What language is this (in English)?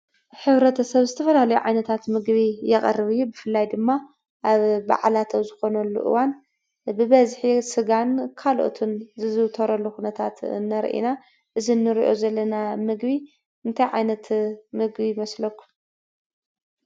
Tigrinya